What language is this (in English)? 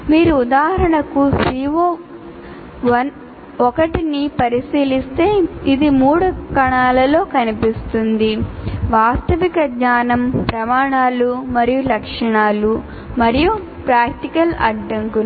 Telugu